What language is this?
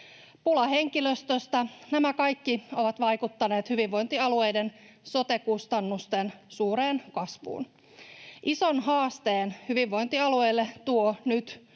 Finnish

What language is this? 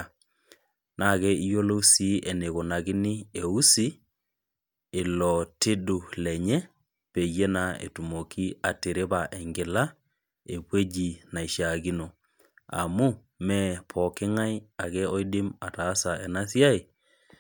Masai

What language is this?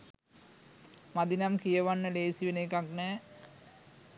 Sinhala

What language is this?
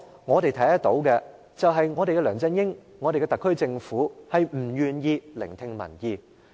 Cantonese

